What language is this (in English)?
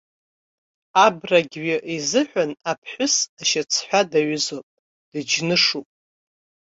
Abkhazian